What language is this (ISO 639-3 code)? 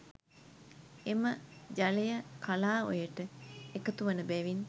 sin